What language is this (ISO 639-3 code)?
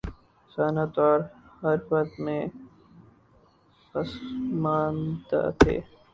urd